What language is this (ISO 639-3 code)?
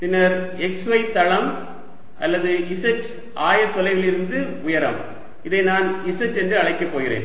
tam